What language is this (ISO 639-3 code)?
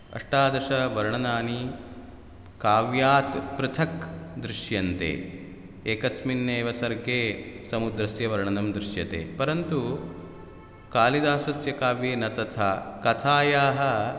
san